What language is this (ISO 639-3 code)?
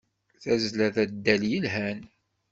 kab